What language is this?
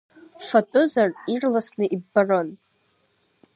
Abkhazian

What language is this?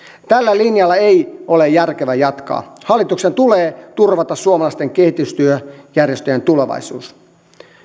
Finnish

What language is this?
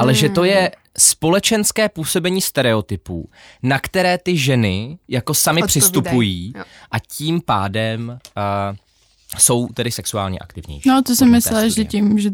Czech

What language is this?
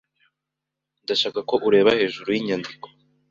Kinyarwanda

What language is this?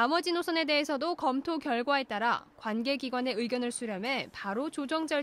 Korean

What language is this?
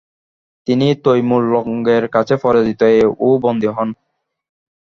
Bangla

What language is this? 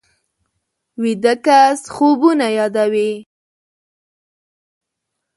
Pashto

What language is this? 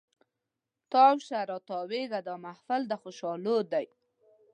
Pashto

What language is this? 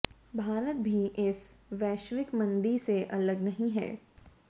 Hindi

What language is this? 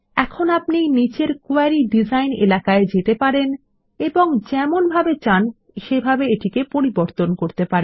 Bangla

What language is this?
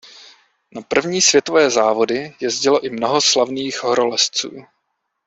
Czech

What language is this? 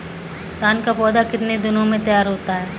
Hindi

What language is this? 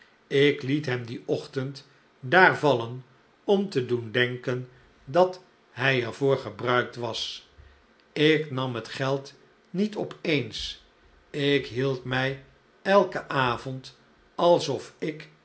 Dutch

